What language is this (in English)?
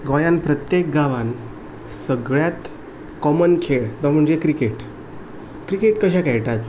Konkani